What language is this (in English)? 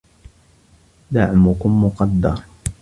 Arabic